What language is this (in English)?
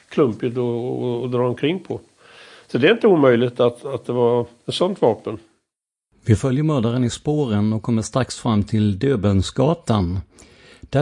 Swedish